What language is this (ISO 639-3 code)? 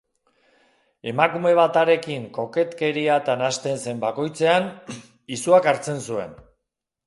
eus